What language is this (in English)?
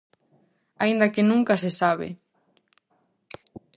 Galician